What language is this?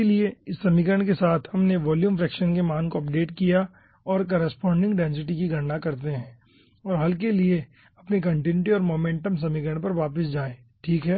Hindi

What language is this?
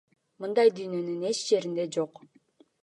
Kyrgyz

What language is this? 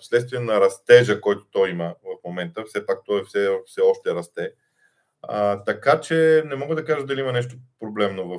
Bulgarian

